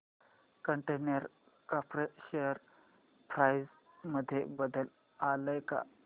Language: Marathi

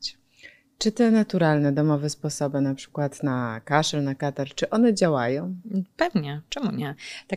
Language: Polish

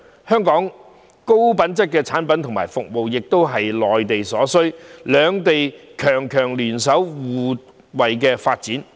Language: Cantonese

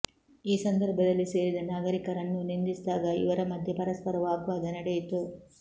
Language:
Kannada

